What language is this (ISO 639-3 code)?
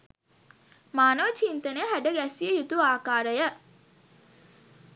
sin